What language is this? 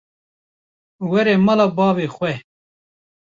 Kurdish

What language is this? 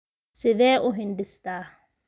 Somali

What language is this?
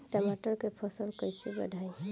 Bhojpuri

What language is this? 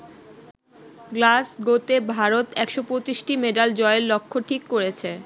Bangla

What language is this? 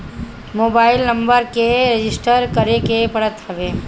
Bhojpuri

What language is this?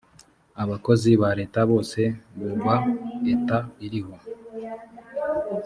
Kinyarwanda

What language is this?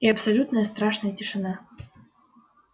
Russian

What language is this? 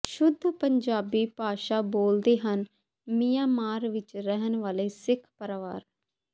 Punjabi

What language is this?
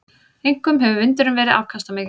Icelandic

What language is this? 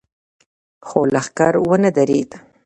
Pashto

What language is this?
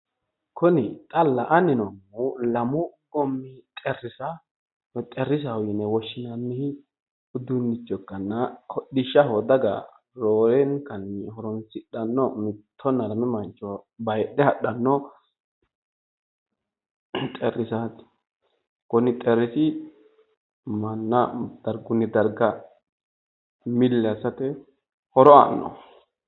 Sidamo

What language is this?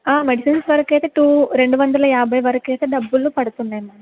Telugu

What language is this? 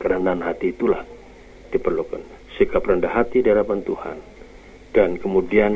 Indonesian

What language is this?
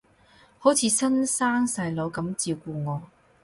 Cantonese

